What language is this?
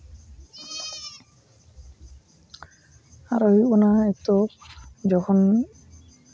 Santali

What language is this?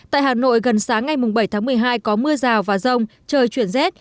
Vietnamese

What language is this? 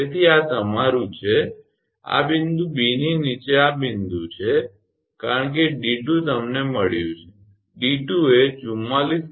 Gujarati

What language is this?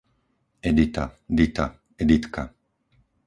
Slovak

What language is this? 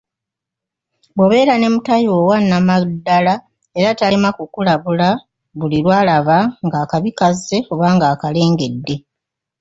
Ganda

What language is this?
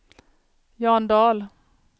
Swedish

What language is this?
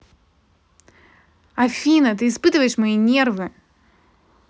Russian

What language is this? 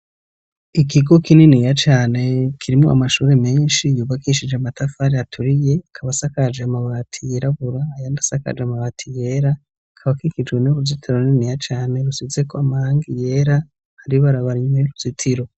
Rundi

